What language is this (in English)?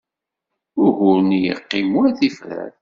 Kabyle